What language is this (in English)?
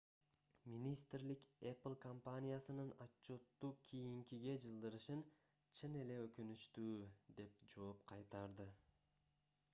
Kyrgyz